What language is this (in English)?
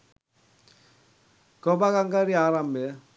Sinhala